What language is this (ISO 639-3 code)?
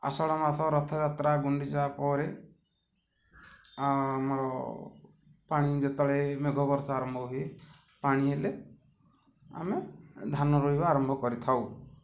ori